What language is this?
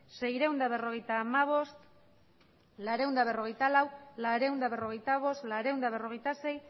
Basque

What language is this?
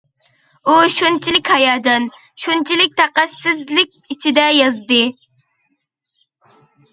Uyghur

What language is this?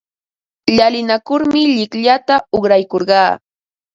Ambo-Pasco Quechua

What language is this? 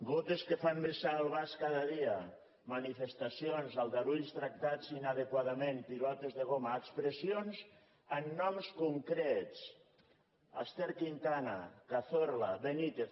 Catalan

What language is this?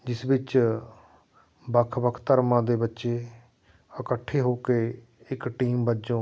Punjabi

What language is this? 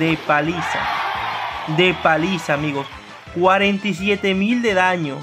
Spanish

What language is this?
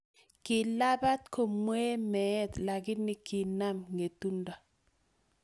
Kalenjin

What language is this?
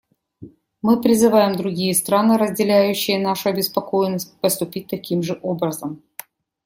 Russian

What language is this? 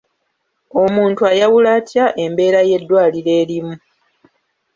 Ganda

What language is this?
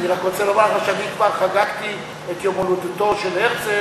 Hebrew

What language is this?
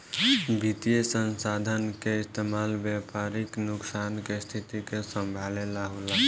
Bhojpuri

